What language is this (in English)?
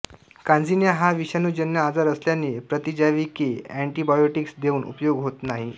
Marathi